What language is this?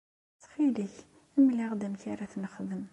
Kabyle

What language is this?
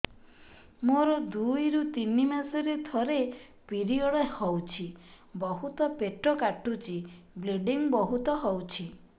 Odia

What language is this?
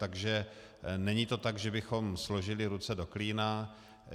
Czech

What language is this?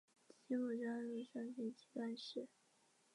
Chinese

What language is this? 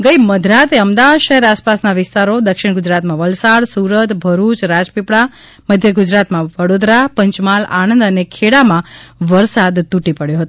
Gujarati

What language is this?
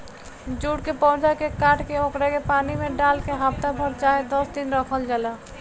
Bhojpuri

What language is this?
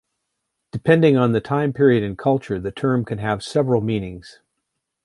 English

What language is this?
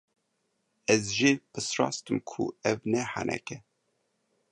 Kurdish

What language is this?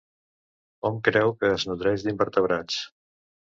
Catalan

